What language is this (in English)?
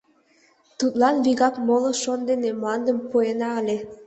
Mari